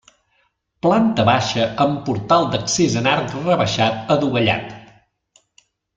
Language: Catalan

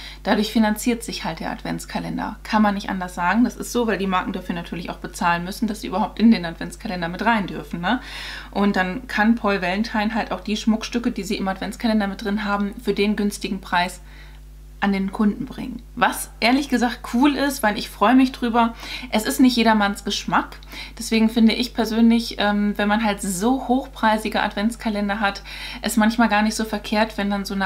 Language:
German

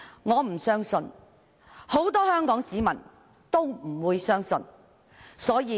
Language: Cantonese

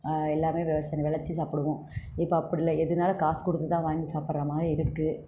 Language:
Tamil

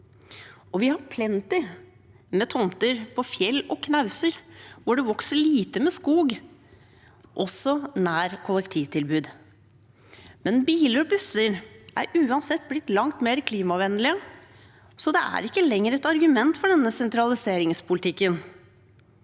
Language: Norwegian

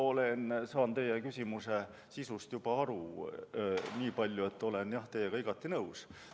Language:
Estonian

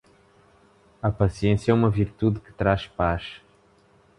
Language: Portuguese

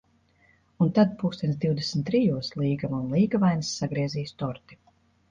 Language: Latvian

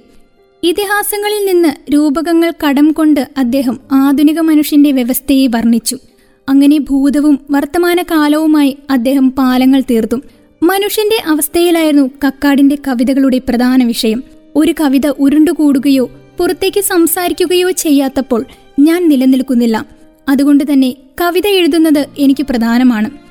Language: Malayalam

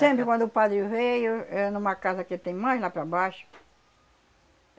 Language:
Portuguese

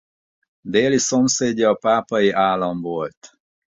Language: Hungarian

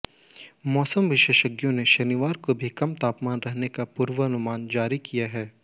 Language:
Hindi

